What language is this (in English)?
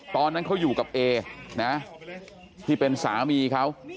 Thai